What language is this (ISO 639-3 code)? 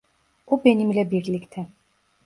tur